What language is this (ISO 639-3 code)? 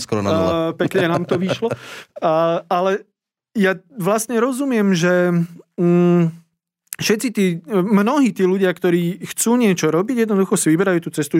slk